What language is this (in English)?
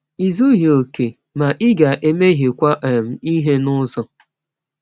Igbo